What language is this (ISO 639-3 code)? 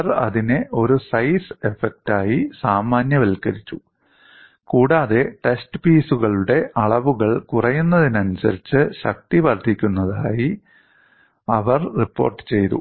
mal